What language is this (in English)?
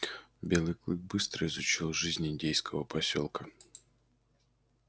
Russian